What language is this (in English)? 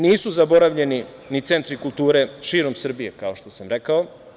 Serbian